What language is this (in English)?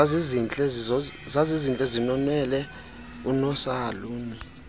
Xhosa